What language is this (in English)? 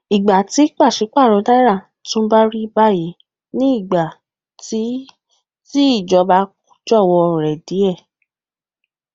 Yoruba